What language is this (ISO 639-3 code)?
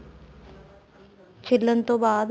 pan